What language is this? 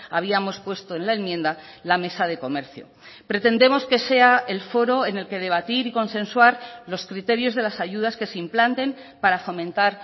Spanish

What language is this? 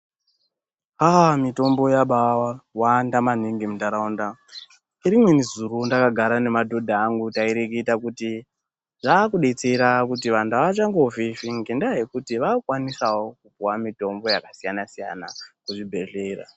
Ndau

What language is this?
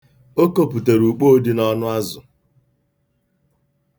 Igbo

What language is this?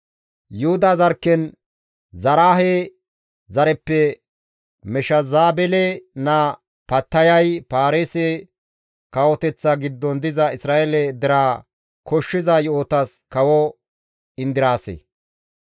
Gamo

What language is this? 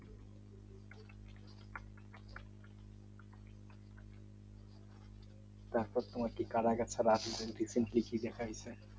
Bangla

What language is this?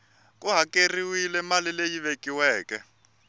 Tsonga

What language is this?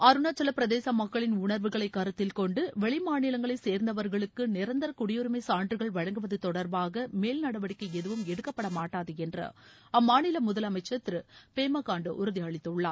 Tamil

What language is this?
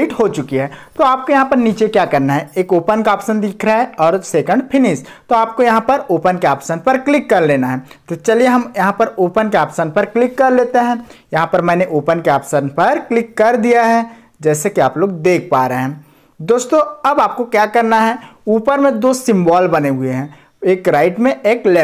Hindi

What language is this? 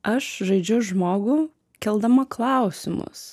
Lithuanian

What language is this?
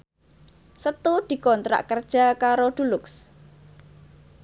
Javanese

